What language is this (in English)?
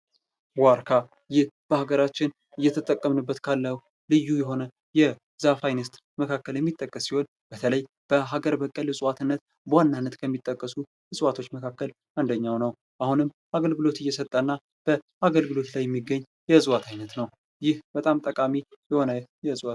Amharic